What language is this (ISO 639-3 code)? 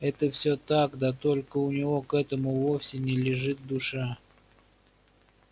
rus